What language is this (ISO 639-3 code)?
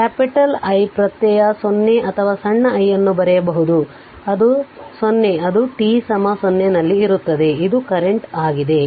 kan